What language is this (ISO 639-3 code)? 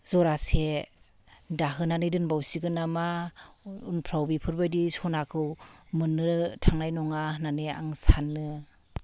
brx